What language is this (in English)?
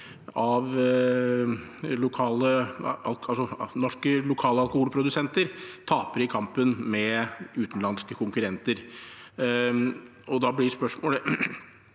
Norwegian